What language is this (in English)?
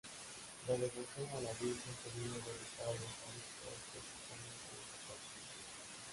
Spanish